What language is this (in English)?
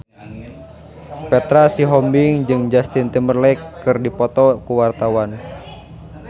Sundanese